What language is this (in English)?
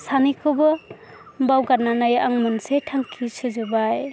Bodo